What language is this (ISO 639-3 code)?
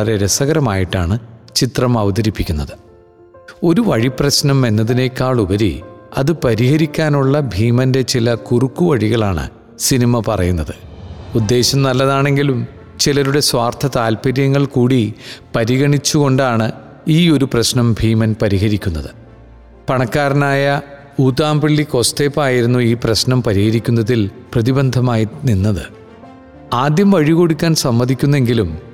mal